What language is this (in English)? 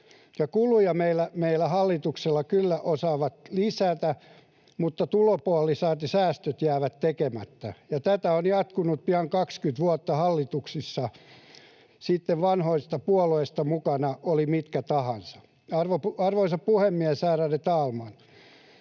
Finnish